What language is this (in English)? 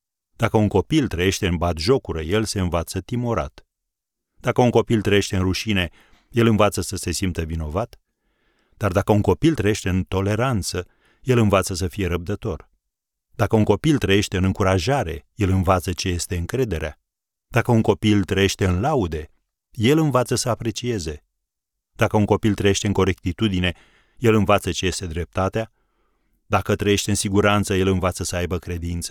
Romanian